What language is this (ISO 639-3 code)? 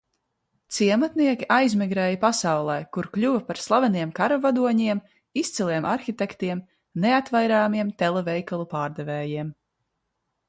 lav